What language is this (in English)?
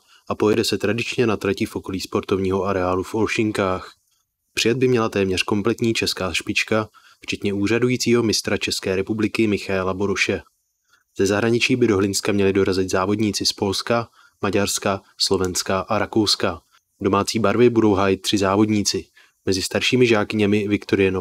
Czech